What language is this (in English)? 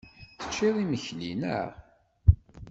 Kabyle